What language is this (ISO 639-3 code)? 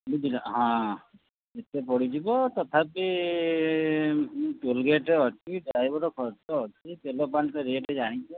ori